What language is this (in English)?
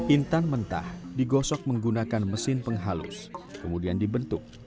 Indonesian